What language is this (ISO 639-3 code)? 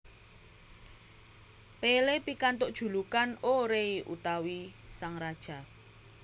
jav